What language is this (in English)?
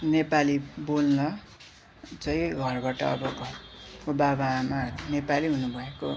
Nepali